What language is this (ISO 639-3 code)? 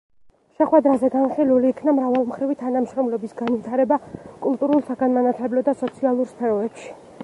kat